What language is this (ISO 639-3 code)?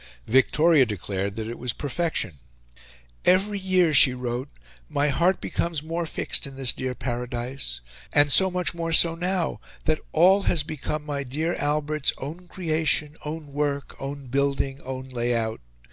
eng